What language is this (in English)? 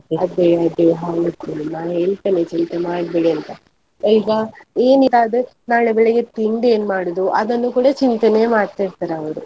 Kannada